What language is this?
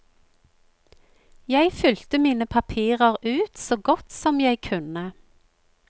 Norwegian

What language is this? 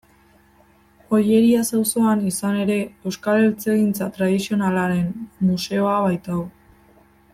Basque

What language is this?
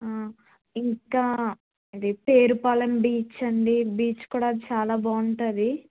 Telugu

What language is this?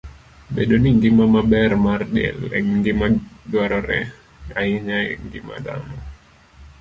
Luo (Kenya and Tanzania)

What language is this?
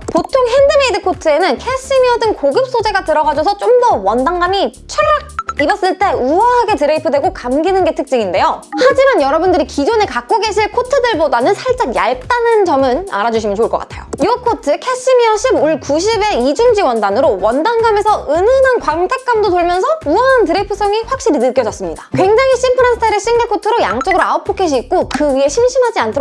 Korean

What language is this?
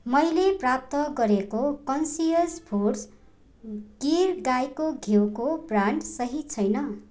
Nepali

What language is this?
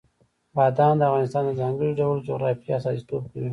Pashto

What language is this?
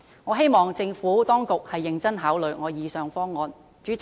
Cantonese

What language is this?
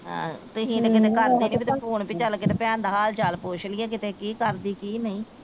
Punjabi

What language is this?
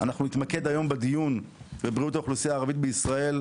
Hebrew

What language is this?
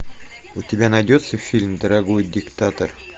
Russian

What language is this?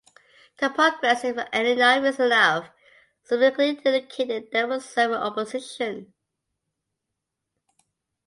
English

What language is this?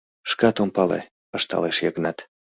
Mari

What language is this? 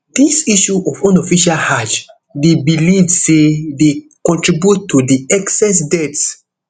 Nigerian Pidgin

